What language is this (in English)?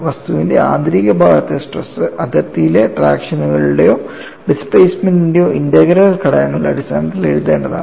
Malayalam